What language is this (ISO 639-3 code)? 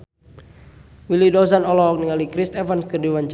sun